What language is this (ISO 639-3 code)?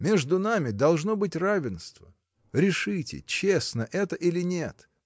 rus